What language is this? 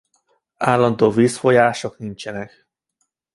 Hungarian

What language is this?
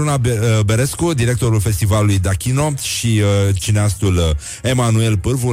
Romanian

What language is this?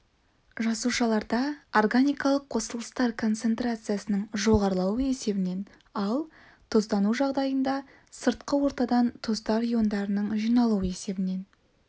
Kazakh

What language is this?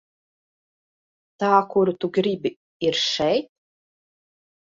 Latvian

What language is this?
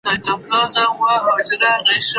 Pashto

